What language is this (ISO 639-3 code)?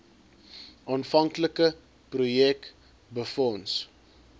afr